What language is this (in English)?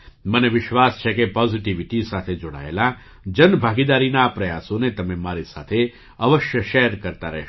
Gujarati